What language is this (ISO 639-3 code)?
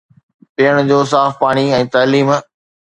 snd